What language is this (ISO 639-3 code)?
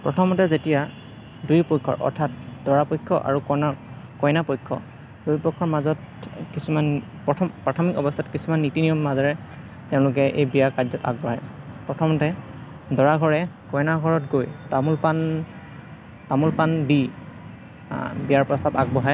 asm